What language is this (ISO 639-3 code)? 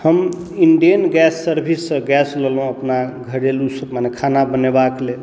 mai